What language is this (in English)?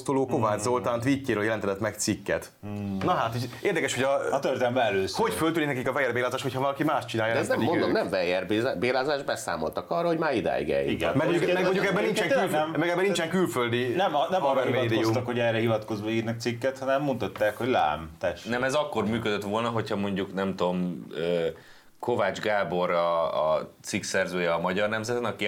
Hungarian